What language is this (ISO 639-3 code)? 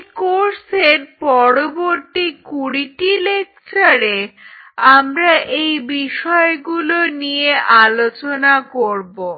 ben